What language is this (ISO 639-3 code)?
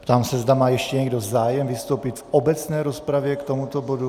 ces